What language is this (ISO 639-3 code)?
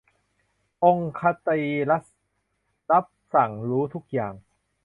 tha